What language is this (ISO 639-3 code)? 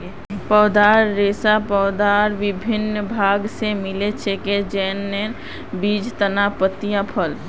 mag